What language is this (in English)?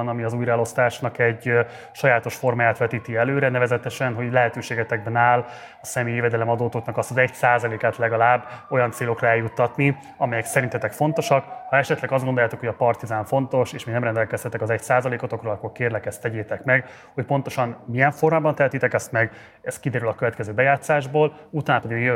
Hungarian